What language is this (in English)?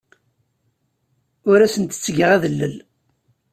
Kabyle